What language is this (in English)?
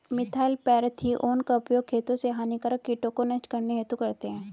Hindi